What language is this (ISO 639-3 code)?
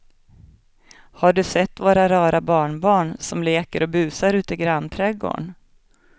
swe